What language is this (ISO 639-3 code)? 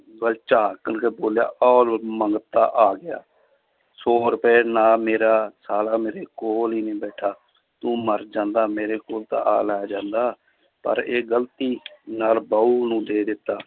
pan